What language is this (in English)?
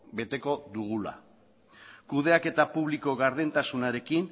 Basque